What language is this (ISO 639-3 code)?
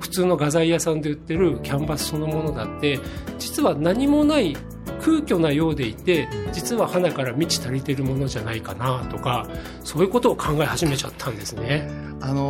jpn